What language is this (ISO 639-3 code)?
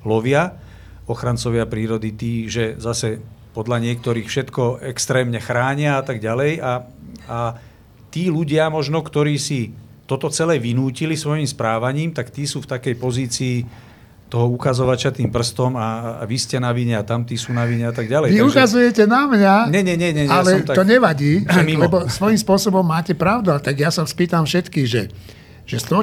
slk